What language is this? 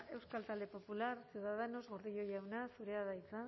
Basque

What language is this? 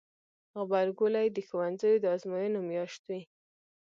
Pashto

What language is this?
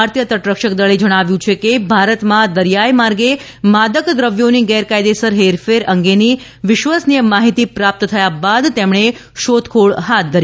Gujarati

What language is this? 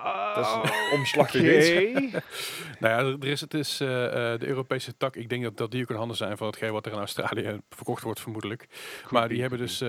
Dutch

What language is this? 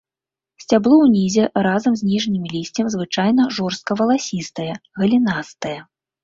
Belarusian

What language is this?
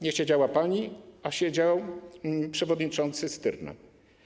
Polish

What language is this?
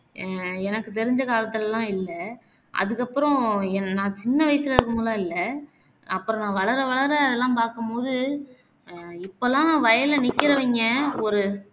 Tamil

